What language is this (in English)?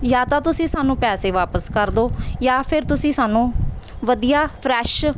Punjabi